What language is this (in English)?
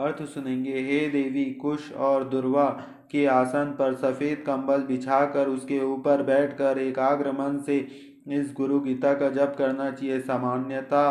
Hindi